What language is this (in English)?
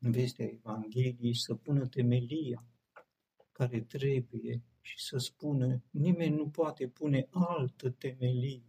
Romanian